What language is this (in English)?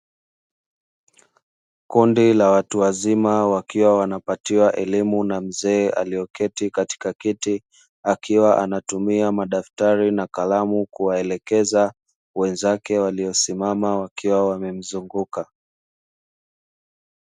Swahili